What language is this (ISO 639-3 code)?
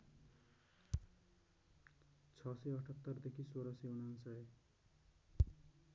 nep